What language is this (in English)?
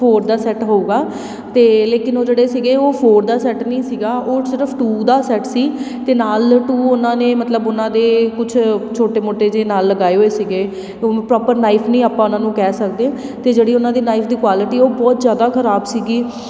Punjabi